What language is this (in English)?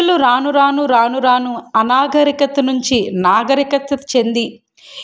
Telugu